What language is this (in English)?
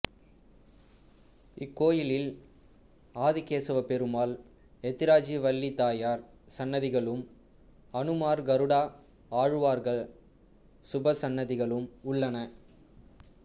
Tamil